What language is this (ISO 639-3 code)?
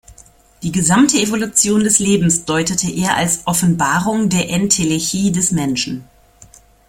deu